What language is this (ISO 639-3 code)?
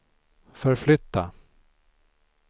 swe